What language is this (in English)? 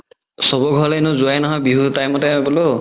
Assamese